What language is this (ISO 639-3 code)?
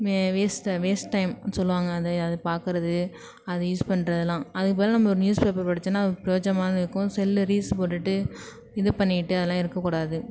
tam